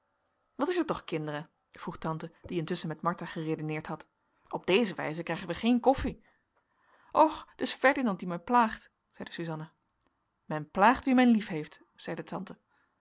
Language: Dutch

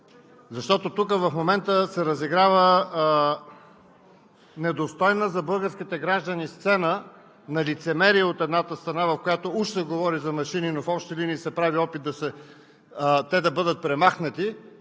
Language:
Bulgarian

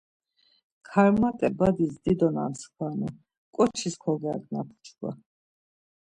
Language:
Laz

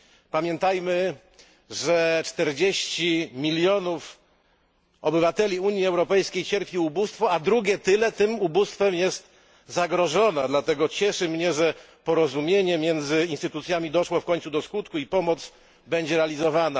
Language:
Polish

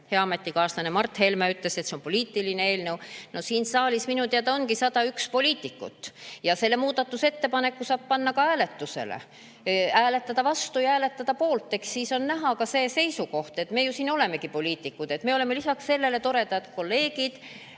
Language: Estonian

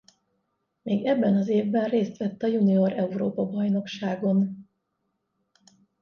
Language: Hungarian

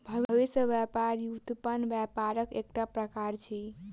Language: Maithili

